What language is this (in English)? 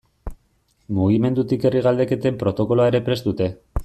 Basque